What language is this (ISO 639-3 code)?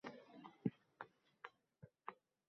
uzb